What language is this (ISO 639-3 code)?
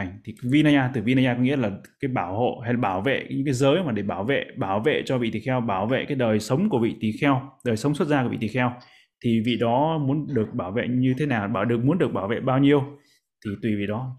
vie